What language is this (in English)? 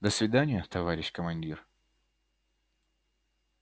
Russian